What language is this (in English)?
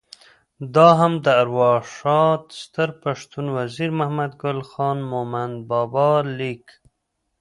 Pashto